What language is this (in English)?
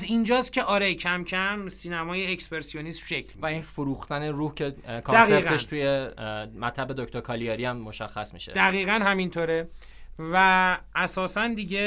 Persian